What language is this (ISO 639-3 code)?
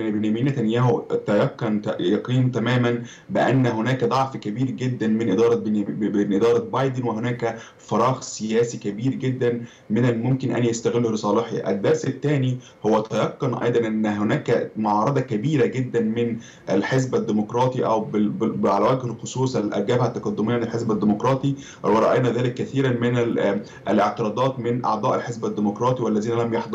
ara